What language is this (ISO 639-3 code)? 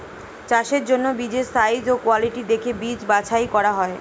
ben